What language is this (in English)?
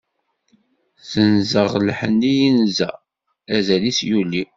Kabyle